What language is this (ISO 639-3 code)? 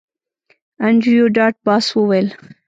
pus